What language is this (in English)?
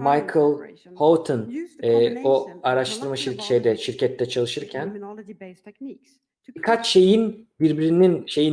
Turkish